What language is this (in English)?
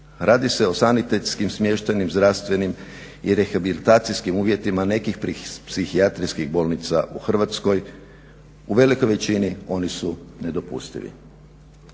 Croatian